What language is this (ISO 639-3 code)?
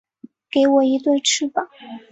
zho